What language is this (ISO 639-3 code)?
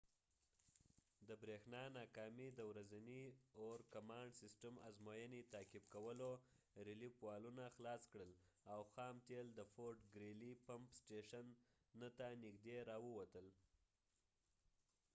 pus